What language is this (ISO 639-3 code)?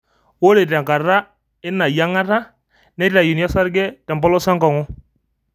mas